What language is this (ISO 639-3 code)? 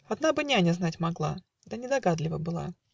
rus